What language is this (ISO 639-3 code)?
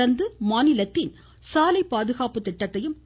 tam